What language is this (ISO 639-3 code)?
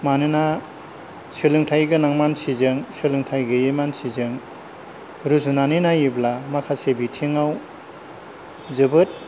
brx